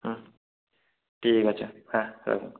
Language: Bangla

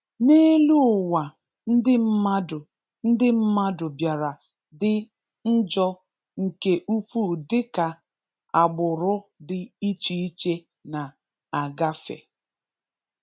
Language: Igbo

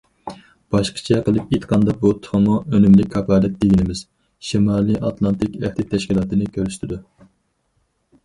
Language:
Uyghur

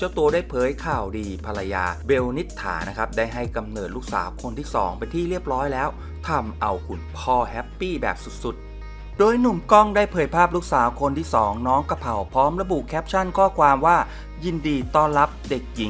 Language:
Thai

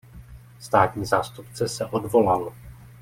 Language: Czech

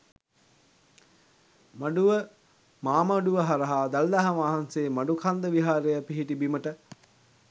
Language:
Sinhala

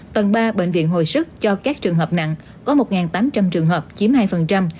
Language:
Vietnamese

